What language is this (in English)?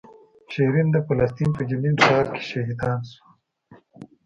Pashto